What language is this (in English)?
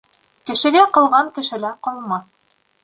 Bashkir